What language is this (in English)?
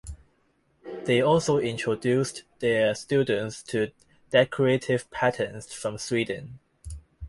English